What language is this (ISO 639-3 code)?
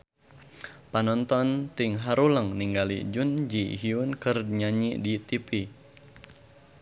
sun